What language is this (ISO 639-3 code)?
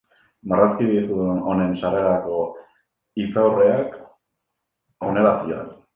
eus